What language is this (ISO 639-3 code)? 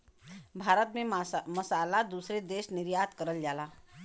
bho